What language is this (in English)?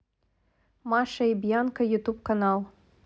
Russian